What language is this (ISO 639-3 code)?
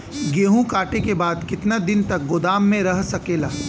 bho